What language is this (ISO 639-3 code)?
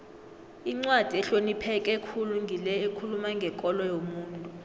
nbl